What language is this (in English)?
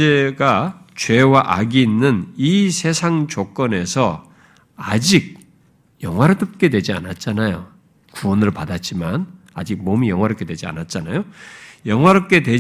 Korean